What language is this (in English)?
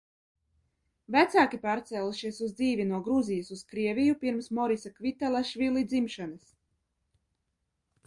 Latvian